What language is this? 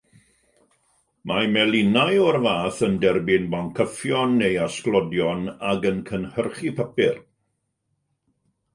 Welsh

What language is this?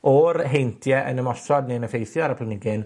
Welsh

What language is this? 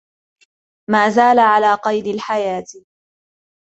Arabic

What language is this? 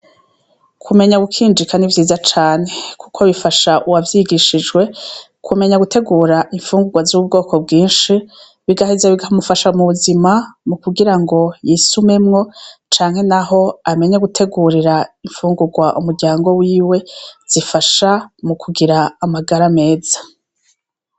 Rundi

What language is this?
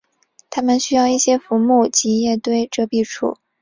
Chinese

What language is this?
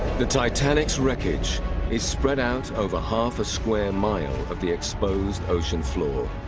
English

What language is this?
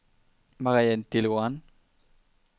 Danish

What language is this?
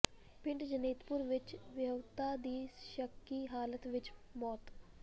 Punjabi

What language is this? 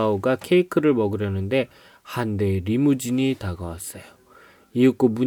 Korean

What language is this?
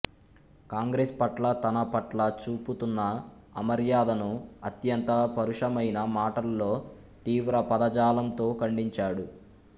Telugu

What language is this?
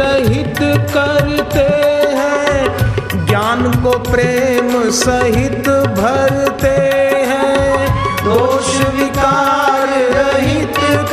Hindi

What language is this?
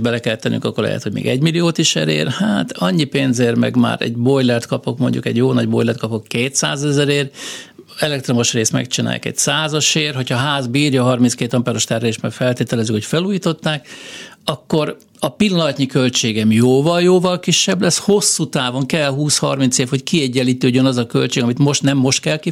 Hungarian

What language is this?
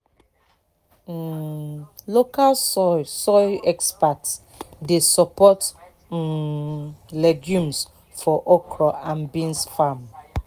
Nigerian Pidgin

